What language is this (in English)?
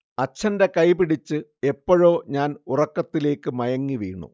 Malayalam